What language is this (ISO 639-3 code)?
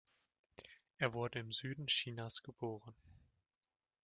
deu